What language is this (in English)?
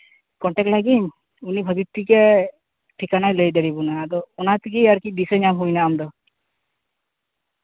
Santali